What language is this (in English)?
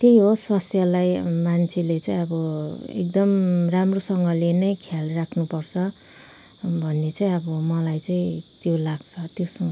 Nepali